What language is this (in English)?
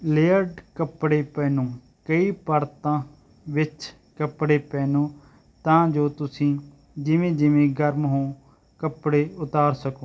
Punjabi